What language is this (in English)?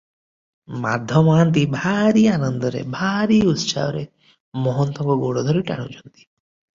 Odia